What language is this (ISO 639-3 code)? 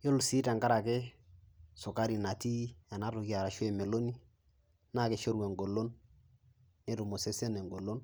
mas